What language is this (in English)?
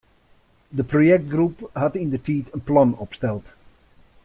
Western Frisian